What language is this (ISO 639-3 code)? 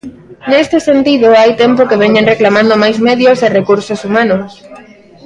glg